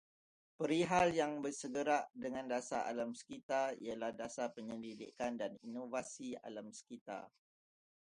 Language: Malay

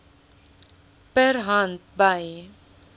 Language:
Afrikaans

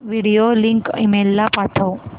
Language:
Marathi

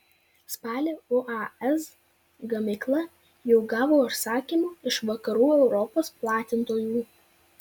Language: Lithuanian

